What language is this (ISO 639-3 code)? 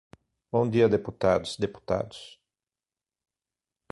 por